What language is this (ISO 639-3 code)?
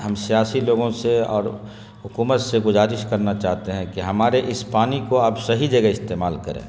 urd